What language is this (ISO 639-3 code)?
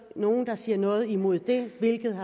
dan